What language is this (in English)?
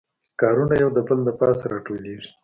Pashto